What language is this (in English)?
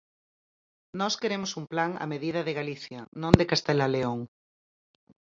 Galician